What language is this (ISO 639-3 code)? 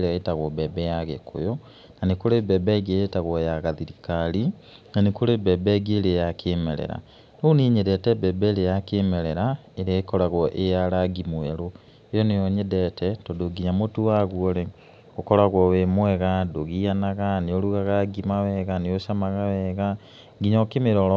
kik